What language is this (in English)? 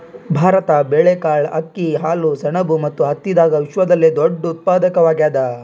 Kannada